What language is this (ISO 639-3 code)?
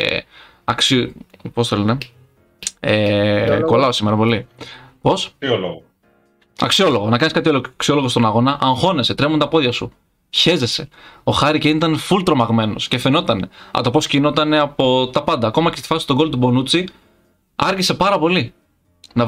ell